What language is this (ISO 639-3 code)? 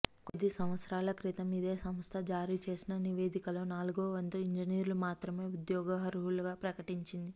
tel